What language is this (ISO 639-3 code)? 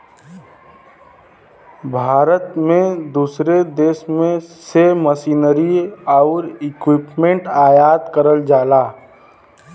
bho